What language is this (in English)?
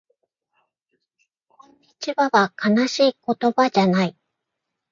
Japanese